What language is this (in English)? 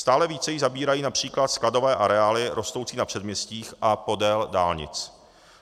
Czech